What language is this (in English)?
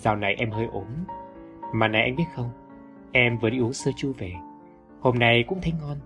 Vietnamese